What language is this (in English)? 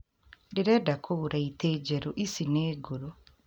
Kikuyu